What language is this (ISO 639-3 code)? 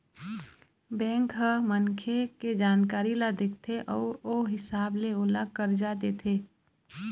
hne